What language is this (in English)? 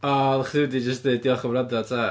Welsh